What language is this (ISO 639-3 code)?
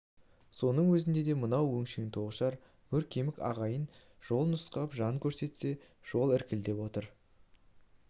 kaz